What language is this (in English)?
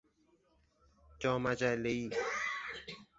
Persian